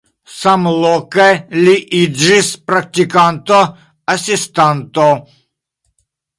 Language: Esperanto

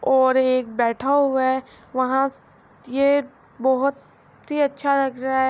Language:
Urdu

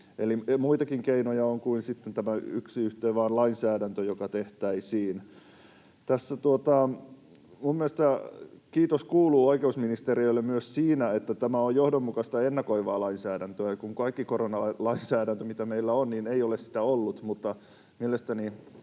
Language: Finnish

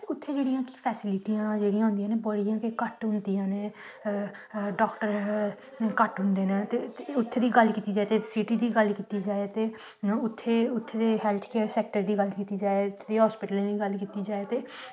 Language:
Dogri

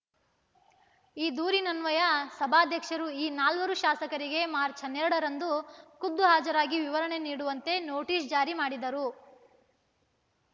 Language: Kannada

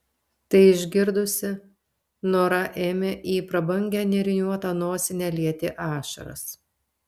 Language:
Lithuanian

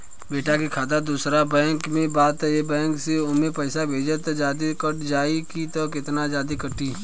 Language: Bhojpuri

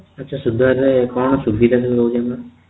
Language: Odia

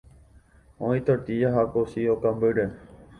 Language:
Guarani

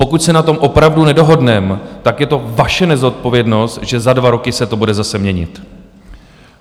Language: Czech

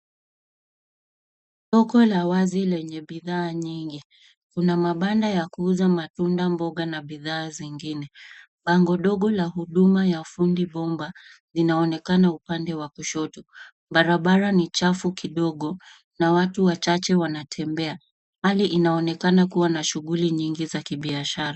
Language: Swahili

